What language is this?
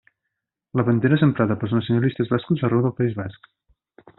Catalan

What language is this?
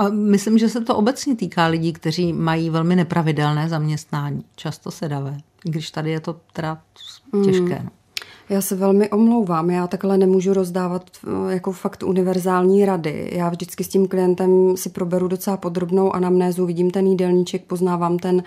Czech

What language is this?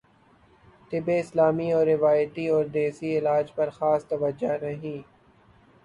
Urdu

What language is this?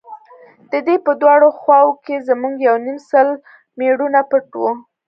Pashto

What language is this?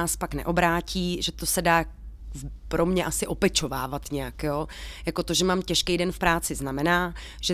Czech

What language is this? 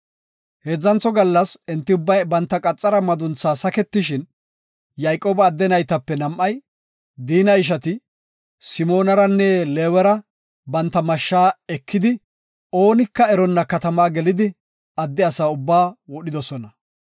Gofa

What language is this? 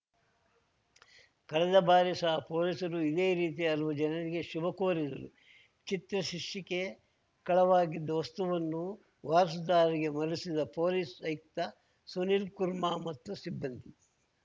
Kannada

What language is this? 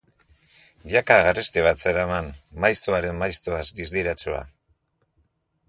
Basque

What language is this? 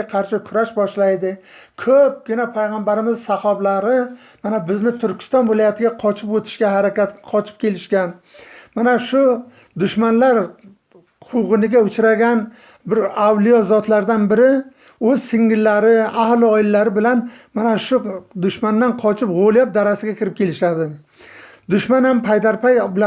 Turkish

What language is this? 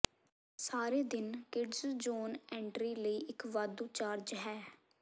Punjabi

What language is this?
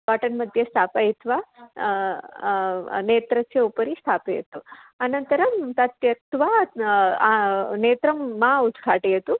Sanskrit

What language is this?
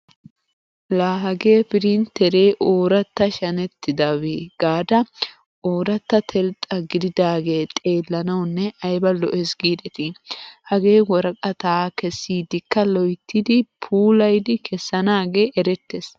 Wolaytta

